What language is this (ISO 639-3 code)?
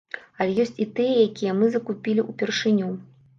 bel